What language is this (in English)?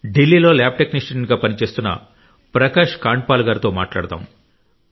Telugu